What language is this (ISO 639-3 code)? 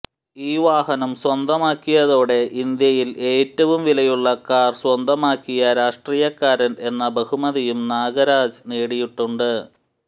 mal